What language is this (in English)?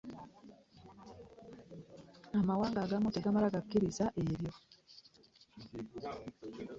Ganda